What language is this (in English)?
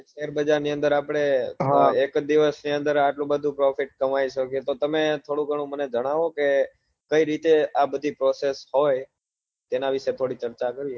Gujarati